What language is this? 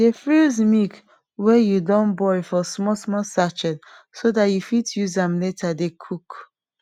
Nigerian Pidgin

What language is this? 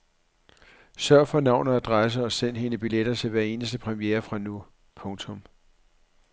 Danish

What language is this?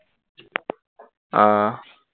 Assamese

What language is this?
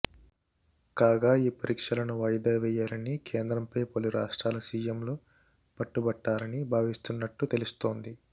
Telugu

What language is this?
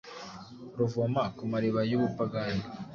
Kinyarwanda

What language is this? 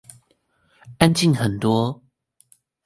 Chinese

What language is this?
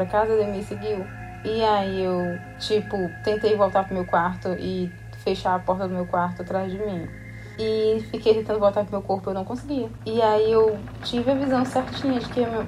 Portuguese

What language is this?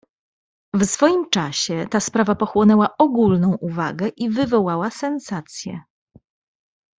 Polish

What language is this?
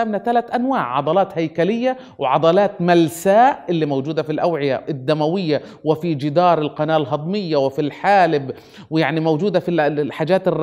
Arabic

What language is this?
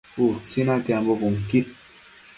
Matsés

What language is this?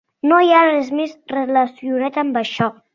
Catalan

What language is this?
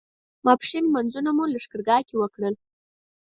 Pashto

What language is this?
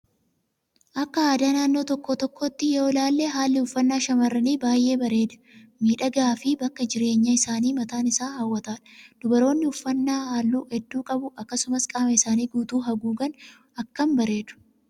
Oromo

